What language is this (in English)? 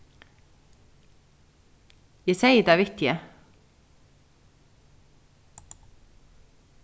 Faroese